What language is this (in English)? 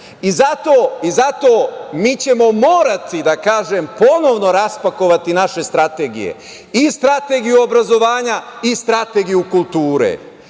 Serbian